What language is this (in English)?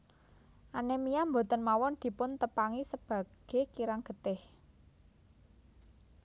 Javanese